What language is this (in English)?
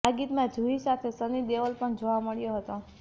Gujarati